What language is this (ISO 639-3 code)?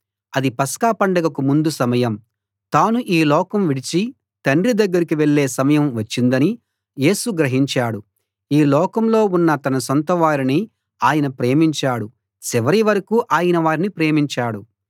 tel